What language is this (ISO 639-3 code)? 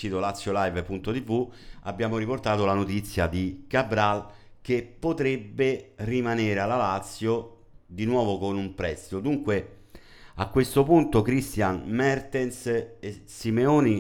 ita